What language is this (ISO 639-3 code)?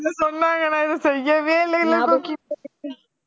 tam